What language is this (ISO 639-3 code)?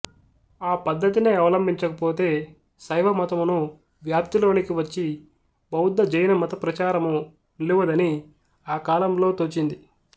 tel